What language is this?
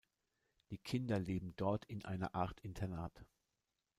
German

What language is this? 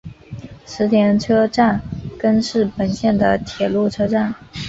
Chinese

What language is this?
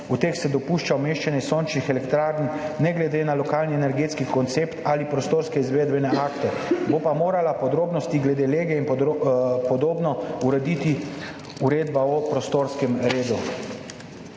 Slovenian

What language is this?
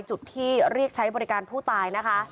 Thai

